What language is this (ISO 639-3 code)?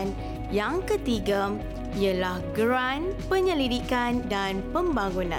msa